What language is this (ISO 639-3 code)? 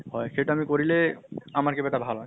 asm